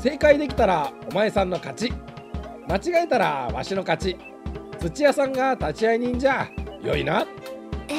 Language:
Japanese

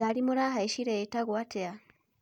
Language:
Kikuyu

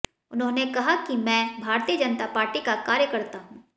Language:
Hindi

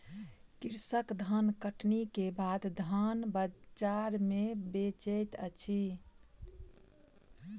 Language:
Maithili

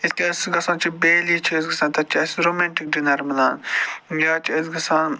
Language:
Kashmiri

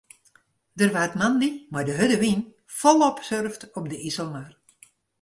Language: Western Frisian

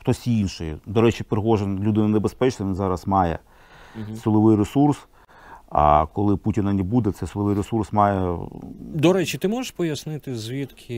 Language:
Ukrainian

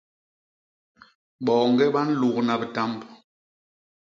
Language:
Basaa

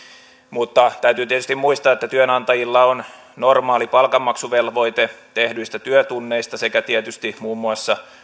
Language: Finnish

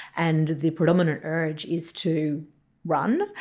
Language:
English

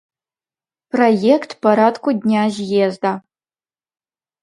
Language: Belarusian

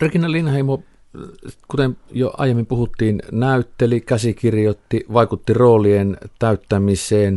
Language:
Finnish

